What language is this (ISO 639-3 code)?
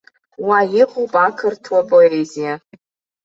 abk